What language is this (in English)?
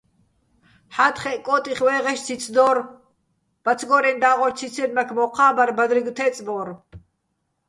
Bats